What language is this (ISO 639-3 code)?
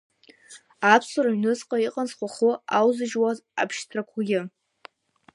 abk